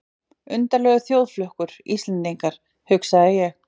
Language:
Icelandic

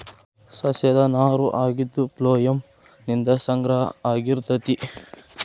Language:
Kannada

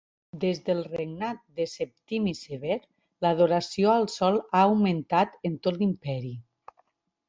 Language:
Catalan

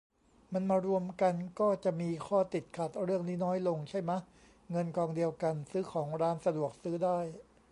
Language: Thai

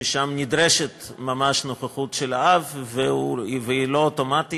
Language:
Hebrew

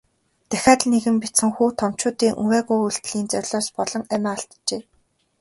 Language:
Mongolian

